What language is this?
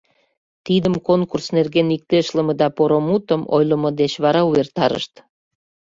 Mari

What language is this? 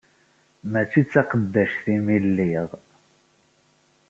Kabyle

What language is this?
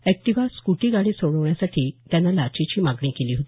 Marathi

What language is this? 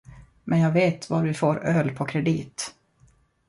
Swedish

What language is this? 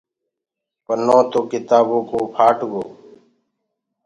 Gurgula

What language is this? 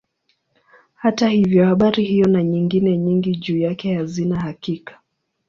Swahili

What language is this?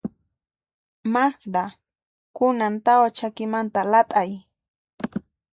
Puno Quechua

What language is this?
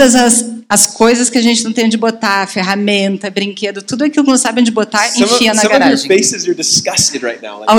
Portuguese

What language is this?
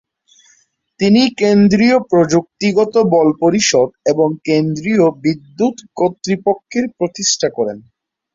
Bangla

